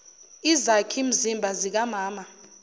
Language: Zulu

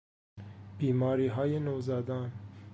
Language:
Persian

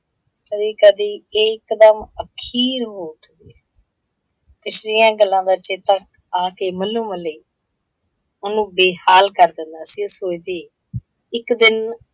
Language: Punjabi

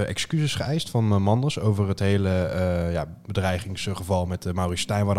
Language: Dutch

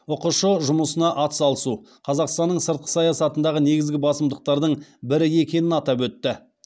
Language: Kazakh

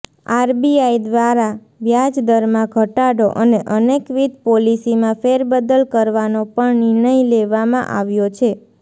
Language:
Gujarati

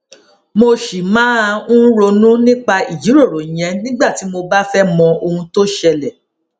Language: Yoruba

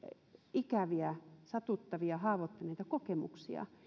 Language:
Finnish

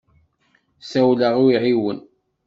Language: Kabyle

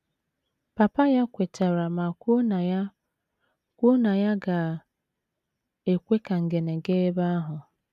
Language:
Igbo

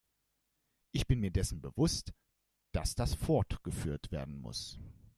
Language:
German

